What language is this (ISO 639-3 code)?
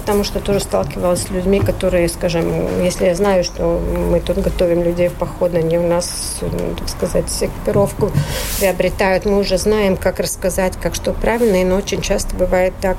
rus